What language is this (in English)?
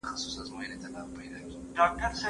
Pashto